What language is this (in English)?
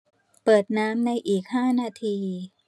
Thai